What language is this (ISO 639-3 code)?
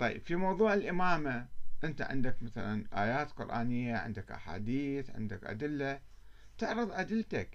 ara